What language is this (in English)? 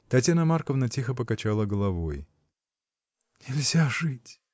Russian